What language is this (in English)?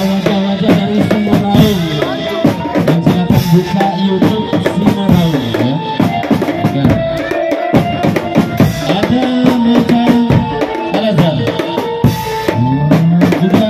Indonesian